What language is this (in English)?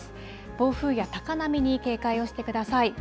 Japanese